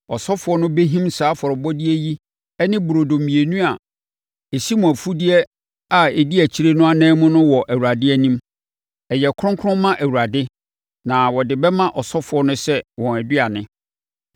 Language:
Akan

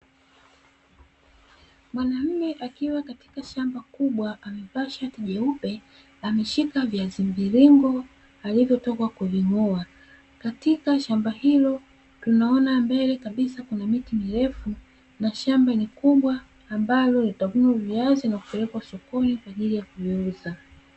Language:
Swahili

